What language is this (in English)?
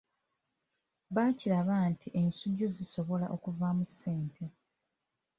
Ganda